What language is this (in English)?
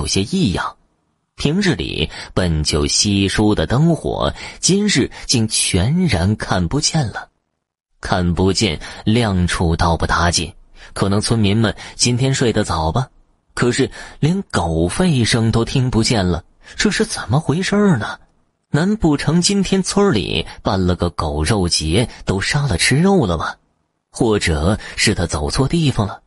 Chinese